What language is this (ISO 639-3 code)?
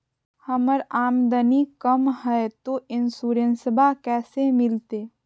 mag